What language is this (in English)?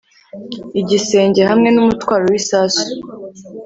Kinyarwanda